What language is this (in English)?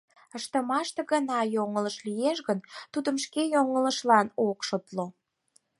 Mari